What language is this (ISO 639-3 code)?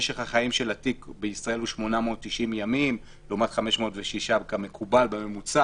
heb